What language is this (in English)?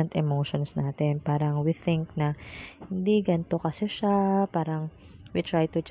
Filipino